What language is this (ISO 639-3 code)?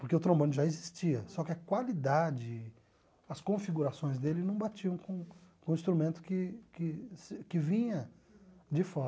por